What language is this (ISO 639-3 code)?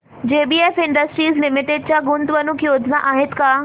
mar